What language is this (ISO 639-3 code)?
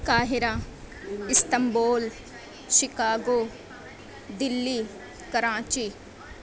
urd